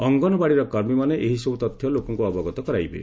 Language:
Odia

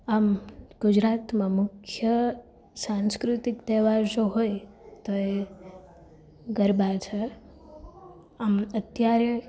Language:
Gujarati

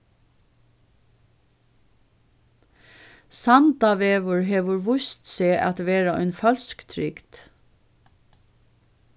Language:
Faroese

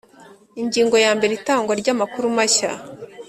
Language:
Kinyarwanda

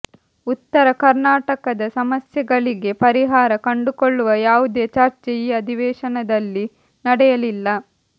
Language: Kannada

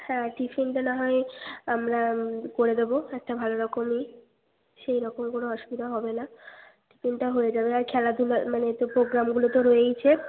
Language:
Bangla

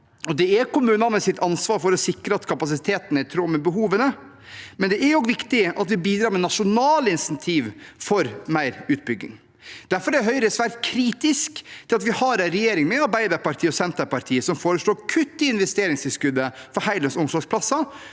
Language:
Norwegian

